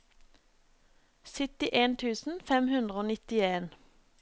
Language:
Norwegian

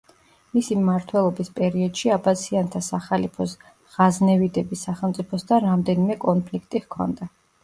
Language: Georgian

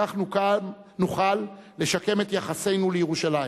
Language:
Hebrew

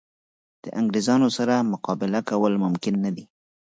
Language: Pashto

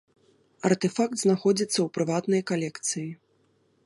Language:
Belarusian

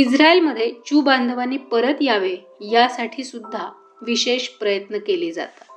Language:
Marathi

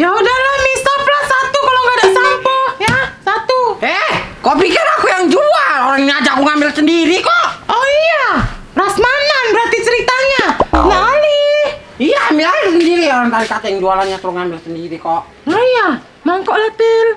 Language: Indonesian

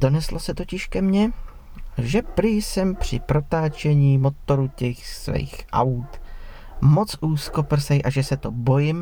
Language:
Czech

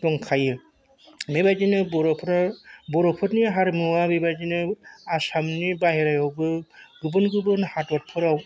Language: Bodo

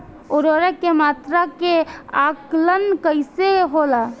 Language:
Bhojpuri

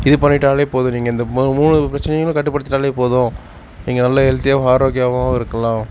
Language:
Tamil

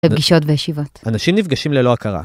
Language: Hebrew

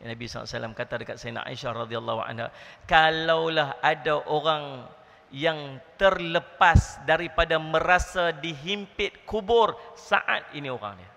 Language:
Malay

